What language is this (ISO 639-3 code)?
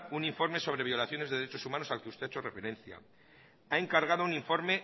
spa